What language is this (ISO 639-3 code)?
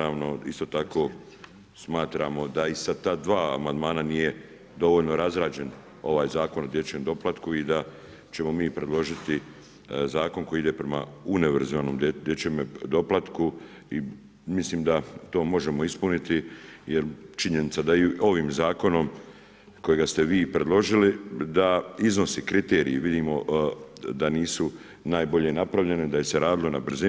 hrv